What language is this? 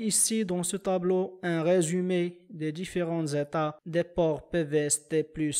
French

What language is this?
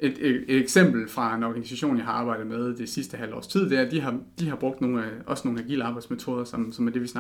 Danish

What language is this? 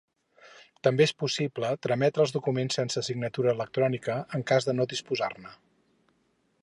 Catalan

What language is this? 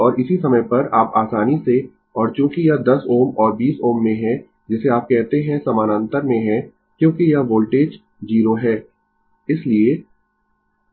Hindi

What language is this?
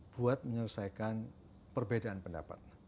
Indonesian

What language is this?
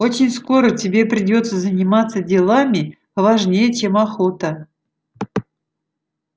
Russian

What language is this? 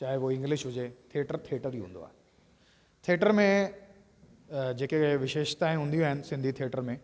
Sindhi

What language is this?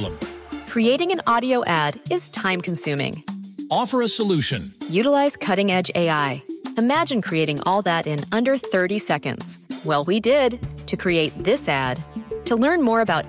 Portuguese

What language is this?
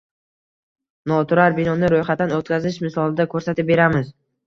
Uzbek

